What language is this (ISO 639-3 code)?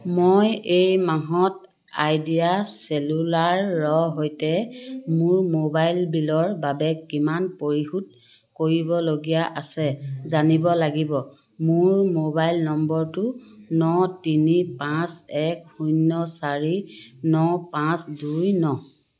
asm